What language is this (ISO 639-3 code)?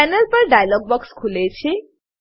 guj